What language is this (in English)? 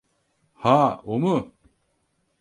Turkish